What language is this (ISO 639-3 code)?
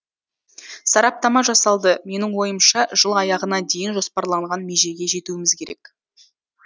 kaz